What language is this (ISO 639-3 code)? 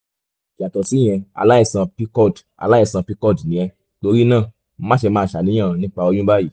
yor